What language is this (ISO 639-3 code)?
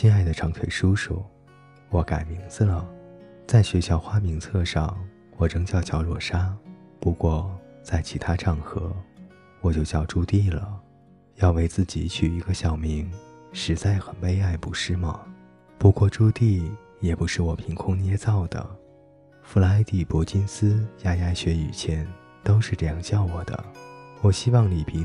zho